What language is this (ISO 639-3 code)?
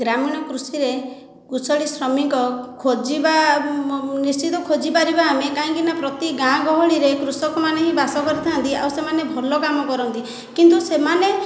ori